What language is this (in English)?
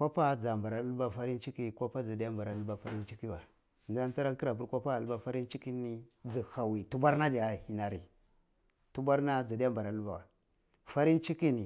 Cibak